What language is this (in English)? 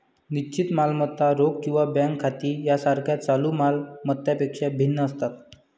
Marathi